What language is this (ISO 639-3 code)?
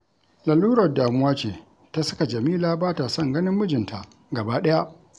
hau